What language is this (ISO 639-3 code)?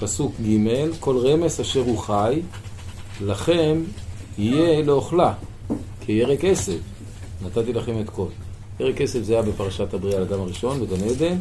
heb